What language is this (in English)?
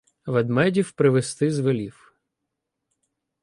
Ukrainian